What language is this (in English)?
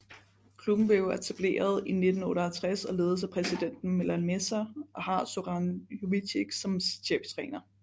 Danish